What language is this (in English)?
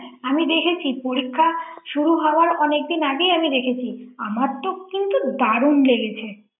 Bangla